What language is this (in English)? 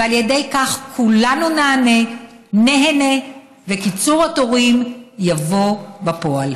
Hebrew